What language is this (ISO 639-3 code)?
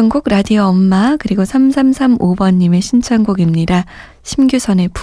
kor